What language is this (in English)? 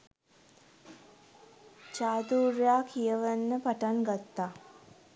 Sinhala